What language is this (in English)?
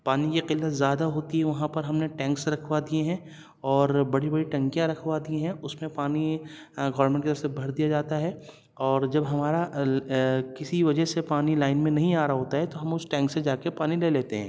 Urdu